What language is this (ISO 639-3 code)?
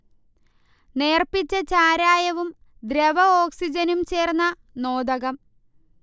mal